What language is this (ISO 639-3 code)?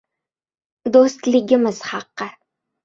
uzb